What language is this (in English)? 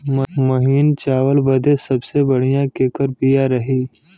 Bhojpuri